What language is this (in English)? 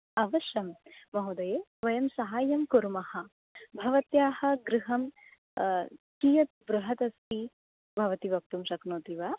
Sanskrit